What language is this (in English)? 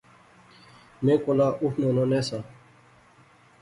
Pahari-Potwari